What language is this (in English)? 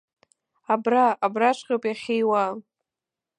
Abkhazian